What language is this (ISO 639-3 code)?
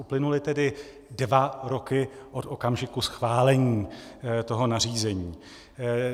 ces